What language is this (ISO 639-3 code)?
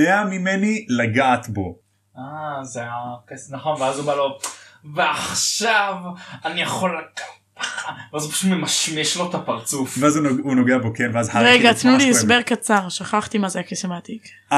heb